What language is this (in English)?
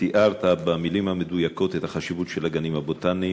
Hebrew